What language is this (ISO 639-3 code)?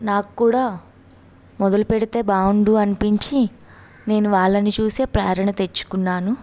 tel